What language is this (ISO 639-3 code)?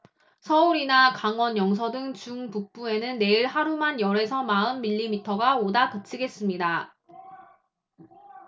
kor